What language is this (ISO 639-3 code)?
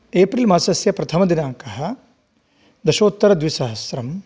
san